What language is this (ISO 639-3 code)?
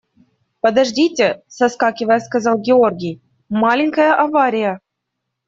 rus